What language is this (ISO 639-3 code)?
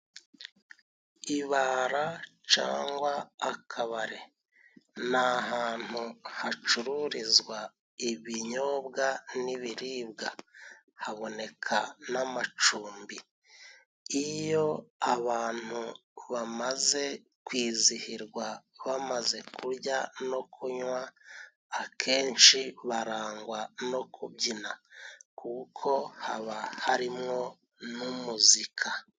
kin